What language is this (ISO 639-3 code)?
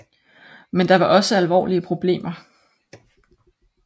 dan